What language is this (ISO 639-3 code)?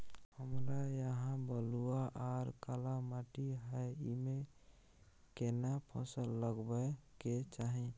mai